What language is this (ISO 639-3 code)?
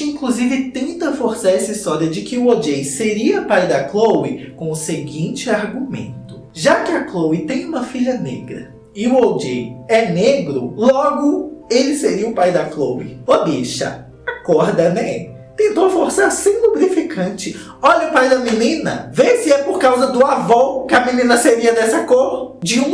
por